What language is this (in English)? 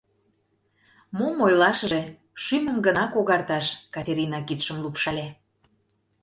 Mari